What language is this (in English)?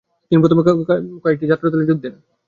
Bangla